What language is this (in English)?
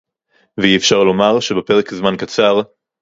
Hebrew